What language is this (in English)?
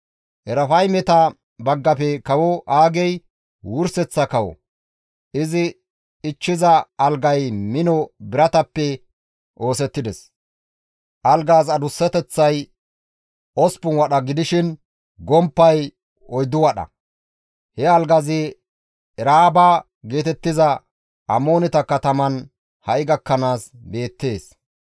Gamo